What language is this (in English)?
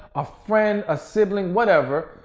English